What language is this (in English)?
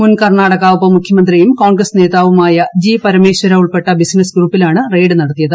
Malayalam